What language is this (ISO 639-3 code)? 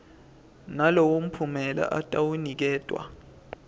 ssw